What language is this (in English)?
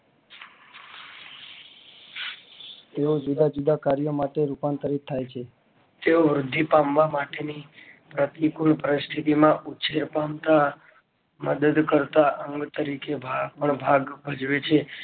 Gujarati